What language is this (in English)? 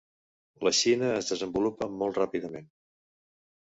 Catalan